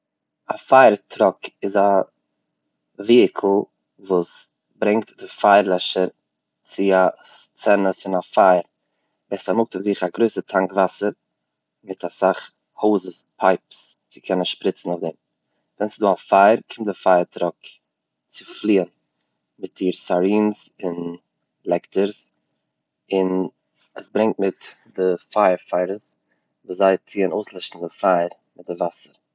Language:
Yiddish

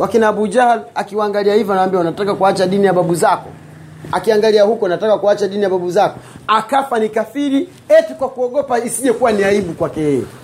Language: Swahili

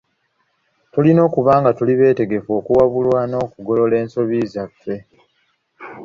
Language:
Ganda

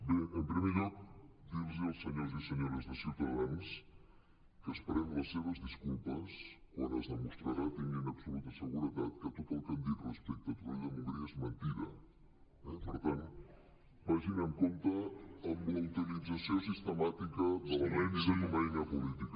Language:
Catalan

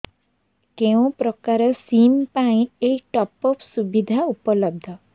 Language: Odia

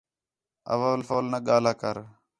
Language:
Khetrani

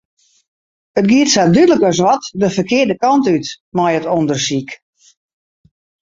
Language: Western Frisian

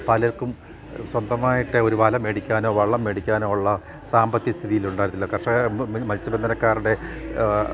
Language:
Malayalam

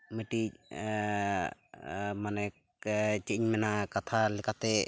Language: Santali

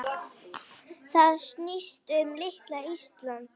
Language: Icelandic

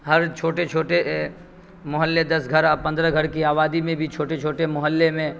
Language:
Urdu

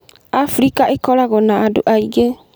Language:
Kikuyu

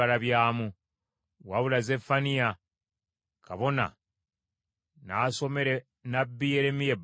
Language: Ganda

